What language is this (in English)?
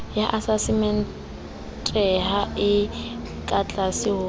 Southern Sotho